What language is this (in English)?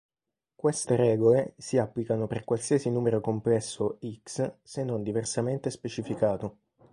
Italian